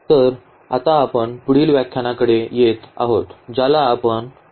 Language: Marathi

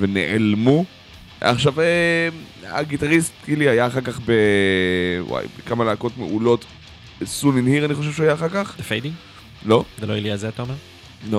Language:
Hebrew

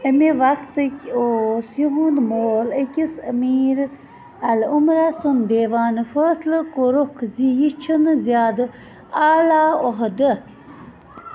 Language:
Kashmiri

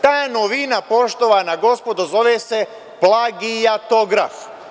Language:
Serbian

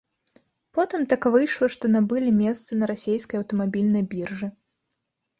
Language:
Belarusian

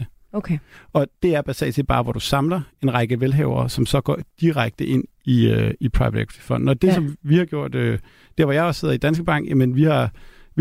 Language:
Danish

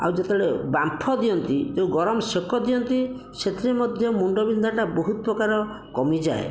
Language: Odia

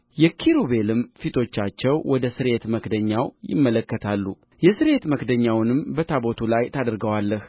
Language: Amharic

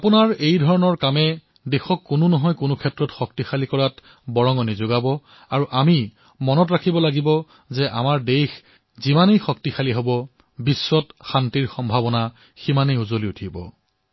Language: Assamese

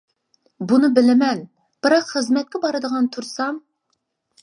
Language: Uyghur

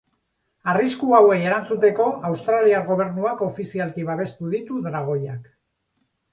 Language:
Basque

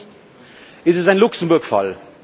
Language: German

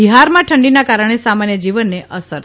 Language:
Gujarati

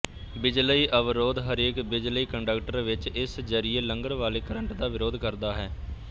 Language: Punjabi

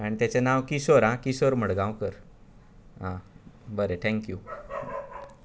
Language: Konkani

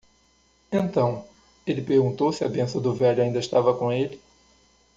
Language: Portuguese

